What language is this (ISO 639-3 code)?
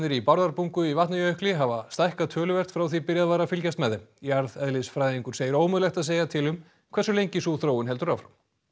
isl